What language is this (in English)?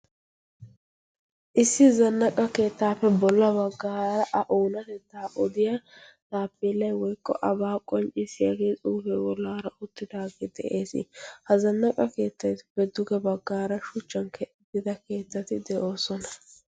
Wolaytta